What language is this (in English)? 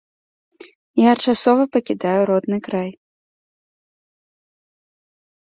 Belarusian